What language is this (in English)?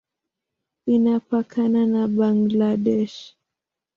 Swahili